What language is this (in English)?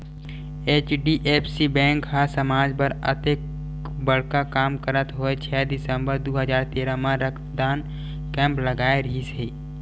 Chhattisgarhi